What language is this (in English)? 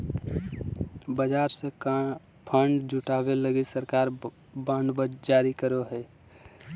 Magahi